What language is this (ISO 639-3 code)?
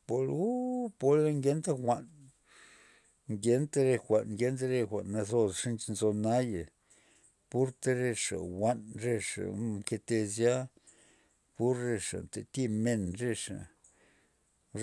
ztp